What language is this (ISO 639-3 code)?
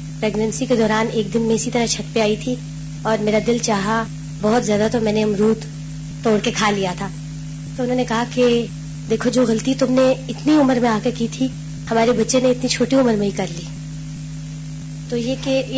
urd